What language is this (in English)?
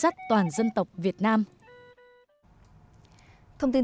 Vietnamese